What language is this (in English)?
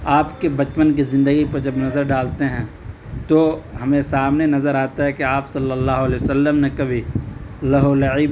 Urdu